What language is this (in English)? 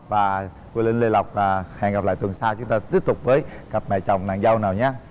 Vietnamese